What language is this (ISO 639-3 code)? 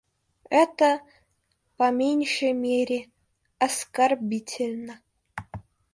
rus